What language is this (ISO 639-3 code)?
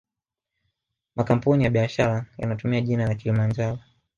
swa